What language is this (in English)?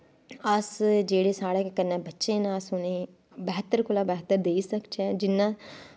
Dogri